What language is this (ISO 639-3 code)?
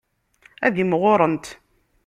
kab